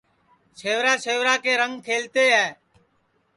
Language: Sansi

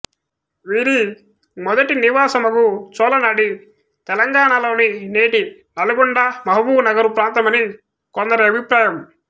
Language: Telugu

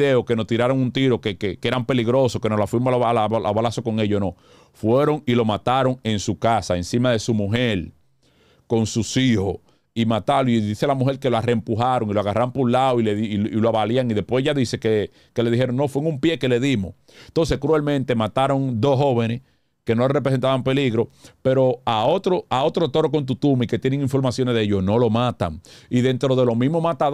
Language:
Spanish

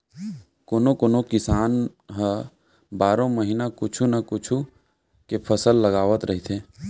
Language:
Chhattisgarhi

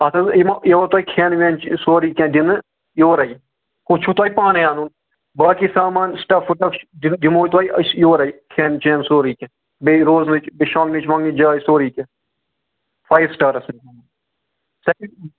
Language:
Kashmiri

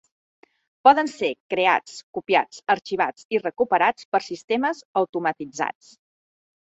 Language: Catalan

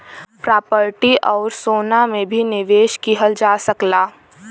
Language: Bhojpuri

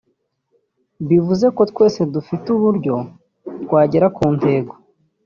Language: Kinyarwanda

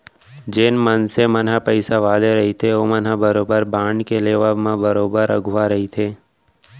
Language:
Chhattisgarhi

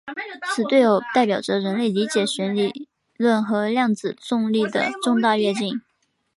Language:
Chinese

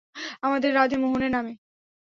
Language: Bangla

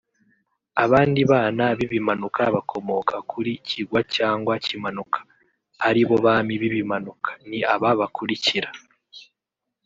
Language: Kinyarwanda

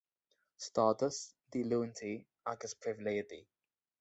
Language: Irish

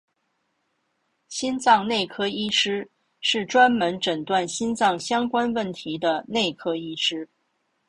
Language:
Chinese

